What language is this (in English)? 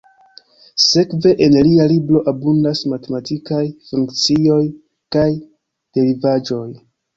Esperanto